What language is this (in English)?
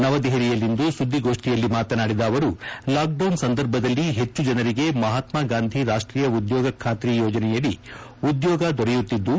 Kannada